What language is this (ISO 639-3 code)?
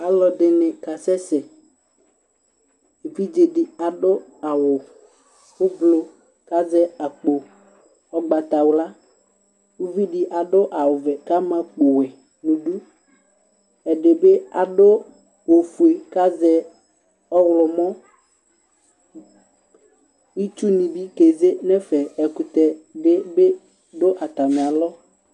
kpo